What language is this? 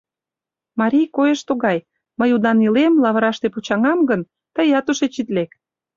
Mari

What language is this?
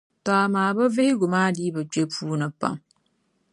Dagbani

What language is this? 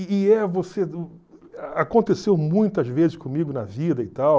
Portuguese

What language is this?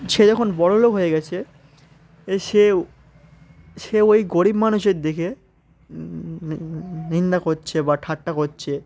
Bangla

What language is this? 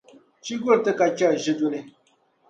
Dagbani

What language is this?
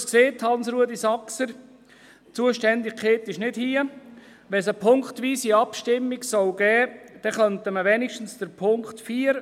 Swiss German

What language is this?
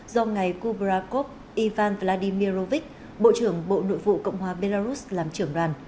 Vietnamese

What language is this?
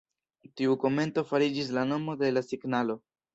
Esperanto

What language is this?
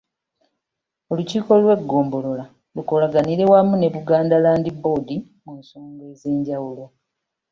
Ganda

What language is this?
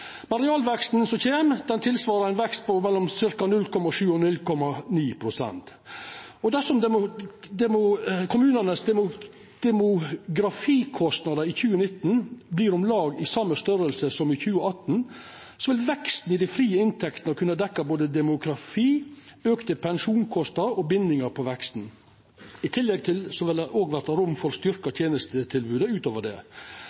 Norwegian Nynorsk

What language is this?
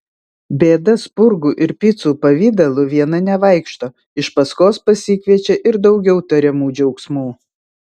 Lithuanian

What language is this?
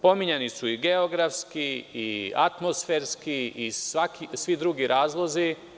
Serbian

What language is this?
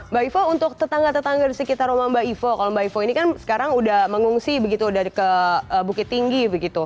Indonesian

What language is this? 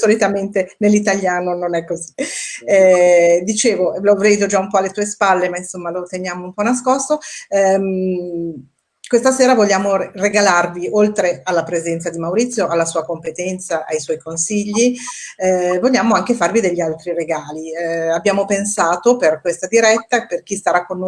Italian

